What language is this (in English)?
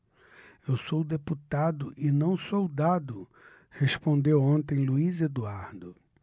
Portuguese